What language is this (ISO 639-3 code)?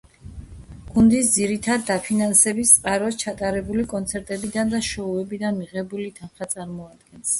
kat